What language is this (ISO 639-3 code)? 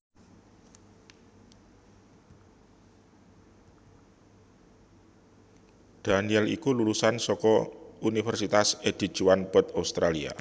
jav